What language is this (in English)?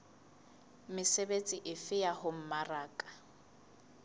Southern Sotho